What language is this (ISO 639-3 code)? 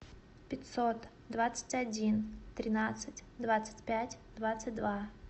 rus